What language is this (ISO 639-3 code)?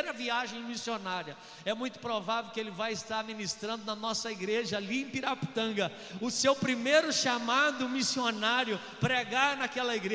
por